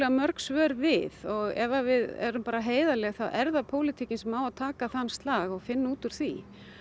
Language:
Icelandic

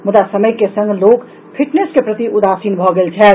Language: Maithili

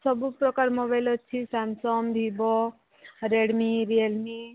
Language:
Odia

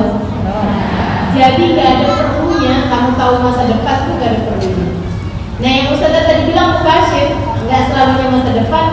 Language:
Indonesian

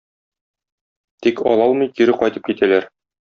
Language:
Tatar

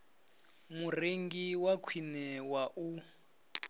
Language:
Venda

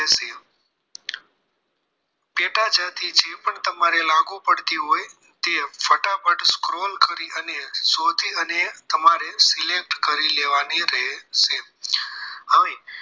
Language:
Gujarati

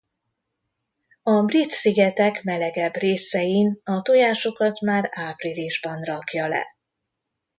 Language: Hungarian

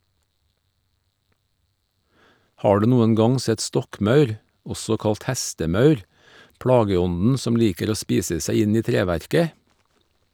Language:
Norwegian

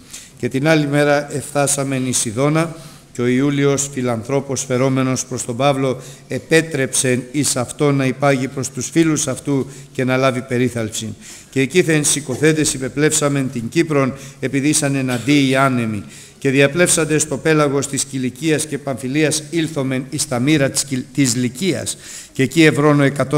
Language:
Greek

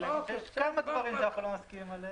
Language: Hebrew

